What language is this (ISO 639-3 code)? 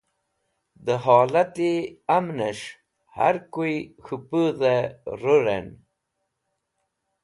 wbl